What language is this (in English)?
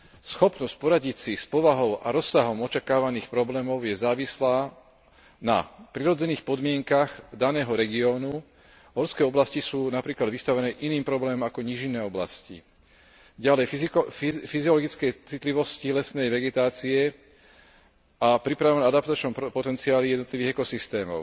Slovak